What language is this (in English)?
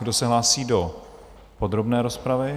Czech